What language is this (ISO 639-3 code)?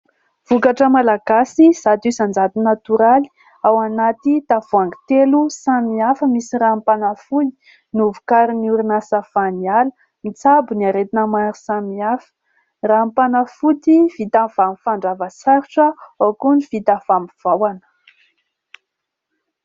mlg